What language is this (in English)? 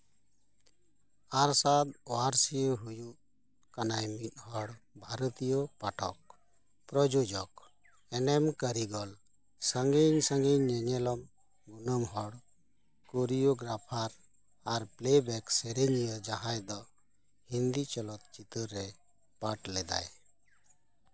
Santali